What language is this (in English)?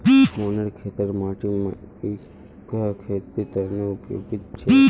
Magahi